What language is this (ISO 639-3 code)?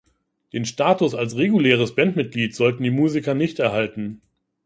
deu